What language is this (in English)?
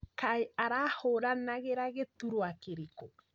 Kikuyu